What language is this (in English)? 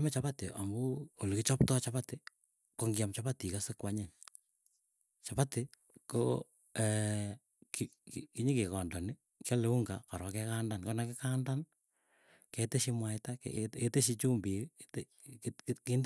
Keiyo